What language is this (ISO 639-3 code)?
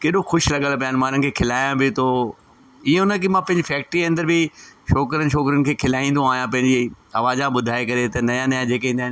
snd